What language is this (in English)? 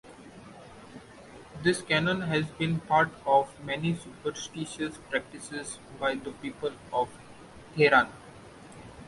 English